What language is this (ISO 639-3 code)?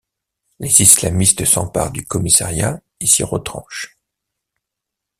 fra